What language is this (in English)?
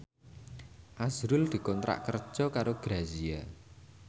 Javanese